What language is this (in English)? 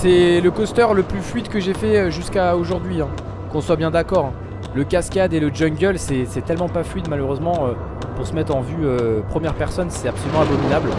French